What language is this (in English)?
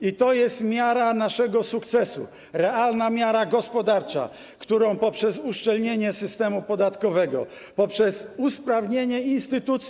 Polish